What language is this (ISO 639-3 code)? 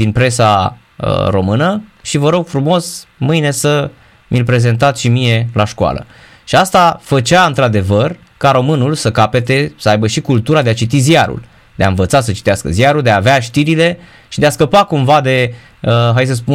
ron